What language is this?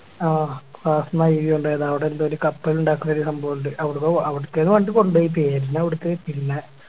Malayalam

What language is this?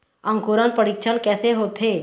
Chhattisgarhi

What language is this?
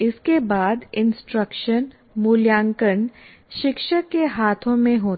Hindi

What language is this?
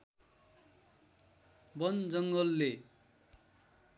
Nepali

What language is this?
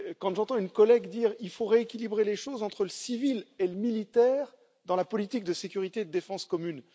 French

